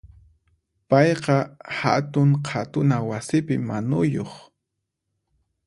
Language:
Puno Quechua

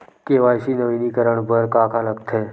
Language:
Chhattisgarhi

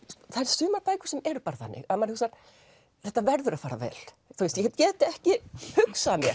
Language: Icelandic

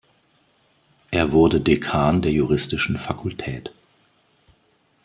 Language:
German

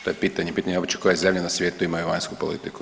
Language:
Croatian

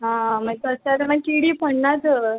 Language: Konkani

